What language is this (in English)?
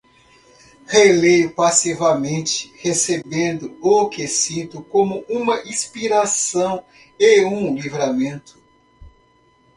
Portuguese